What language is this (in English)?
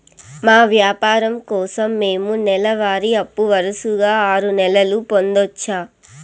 Telugu